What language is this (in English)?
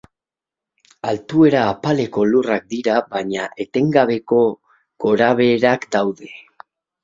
Basque